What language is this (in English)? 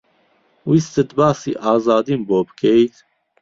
Central Kurdish